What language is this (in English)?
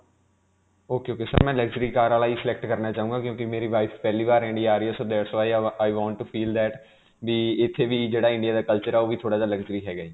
Punjabi